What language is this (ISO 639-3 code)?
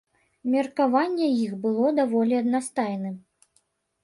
bel